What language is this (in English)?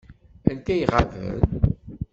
Kabyle